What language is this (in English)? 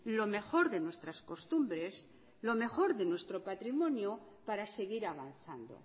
Spanish